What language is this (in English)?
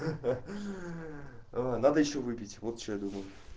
Russian